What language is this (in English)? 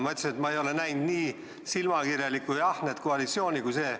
Estonian